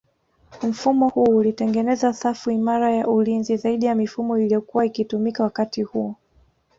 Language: Swahili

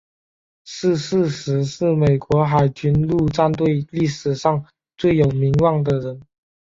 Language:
Chinese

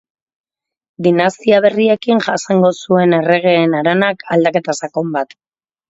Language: Basque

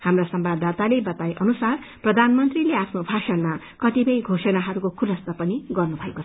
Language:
Nepali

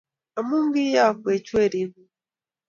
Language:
Kalenjin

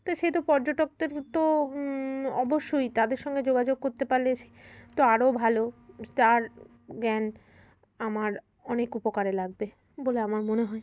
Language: Bangla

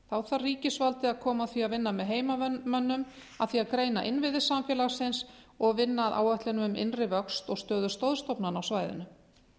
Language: Icelandic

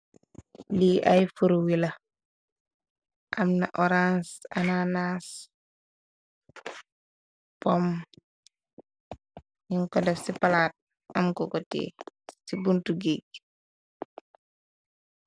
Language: Wolof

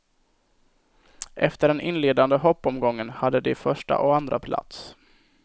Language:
Swedish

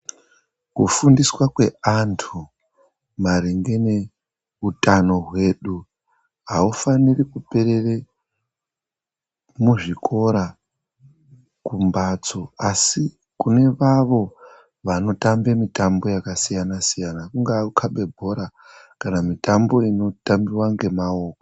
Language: Ndau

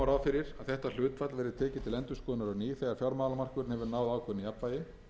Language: Icelandic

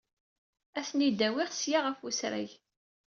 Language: Kabyle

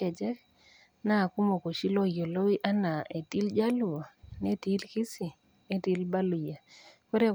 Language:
Masai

